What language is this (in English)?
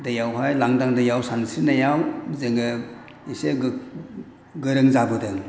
Bodo